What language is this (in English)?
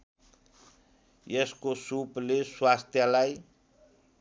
Nepali